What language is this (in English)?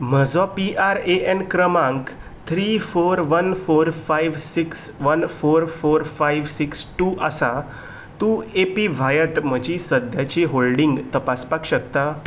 Konkani